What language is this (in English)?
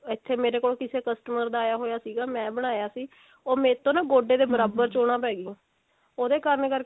Punjabi